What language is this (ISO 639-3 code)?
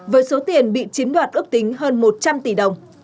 vie